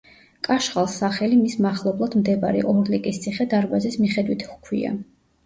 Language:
Georgian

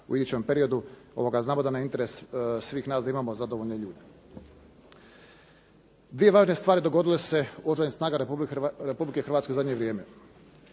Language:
Croatian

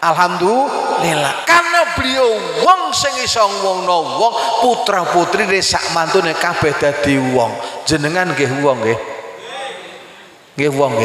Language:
Indonesian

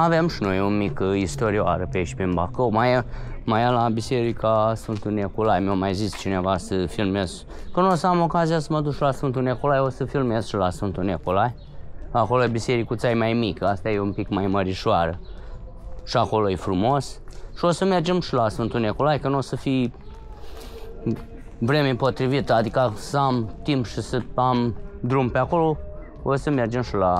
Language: Romanian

